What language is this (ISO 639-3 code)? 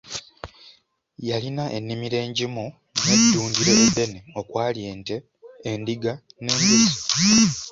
lug